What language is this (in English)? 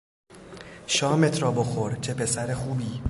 Persian